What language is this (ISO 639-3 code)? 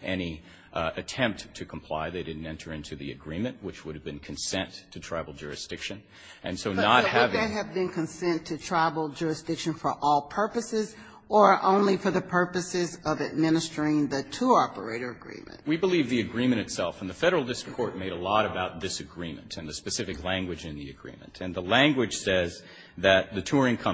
eng